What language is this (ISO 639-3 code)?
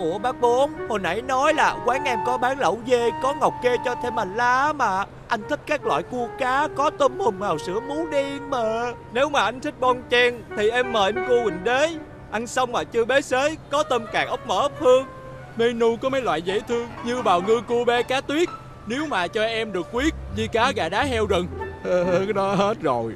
vie